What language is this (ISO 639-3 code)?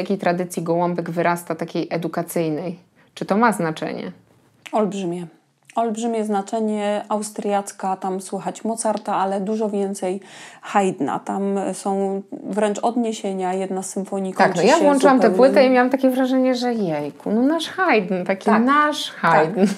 pol